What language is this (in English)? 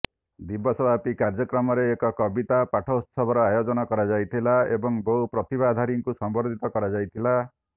Odia